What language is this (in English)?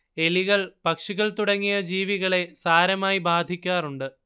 Malayalam